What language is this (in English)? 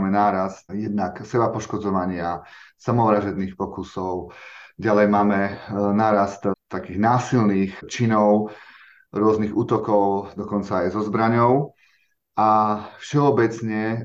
Slovak